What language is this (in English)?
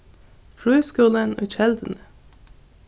Faroese